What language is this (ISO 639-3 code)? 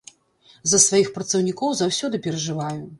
bel